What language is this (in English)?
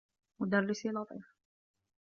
Arabic